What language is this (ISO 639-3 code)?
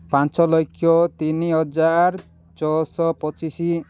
ori